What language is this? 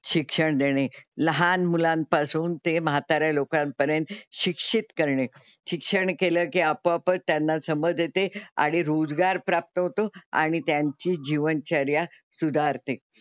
Marathi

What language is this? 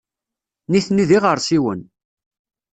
Kabyle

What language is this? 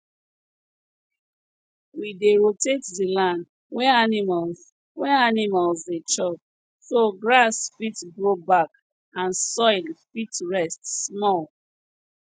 Nigerian Pidgin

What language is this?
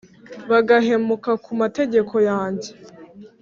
Kinyarwanda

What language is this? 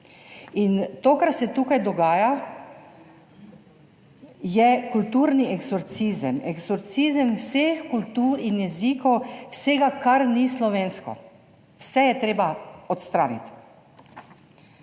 Slovenian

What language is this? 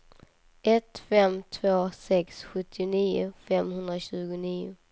Swedish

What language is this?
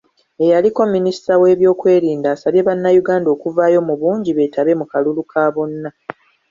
Ganda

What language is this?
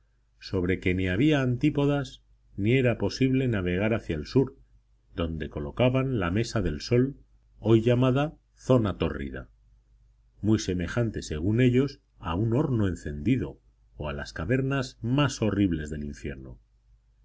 Spanish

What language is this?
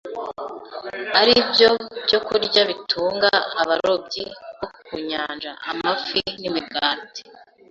Kinyarwanda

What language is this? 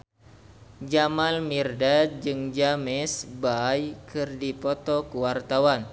Sundanese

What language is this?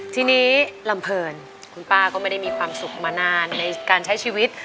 Thai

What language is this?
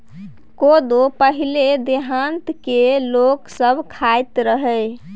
Maithili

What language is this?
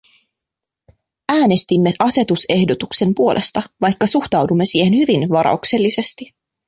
Finnish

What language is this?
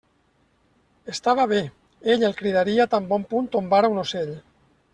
Catalan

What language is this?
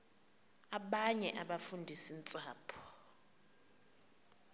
Xhosa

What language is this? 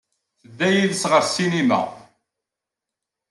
Kabyle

